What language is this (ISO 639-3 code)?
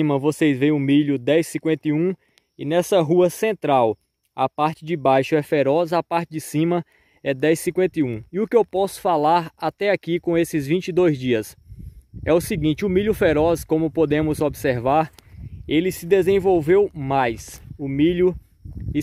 por